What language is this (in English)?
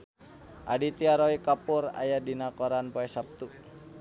Sundanese